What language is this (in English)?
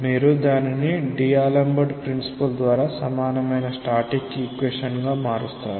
Telugu